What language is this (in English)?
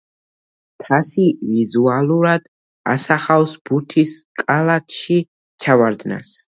Georgian